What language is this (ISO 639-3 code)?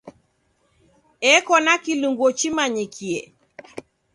dav